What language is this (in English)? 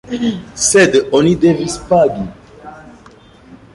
Esperanto